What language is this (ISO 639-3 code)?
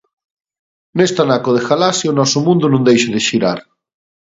glg